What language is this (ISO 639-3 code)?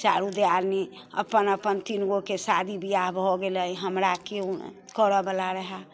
mai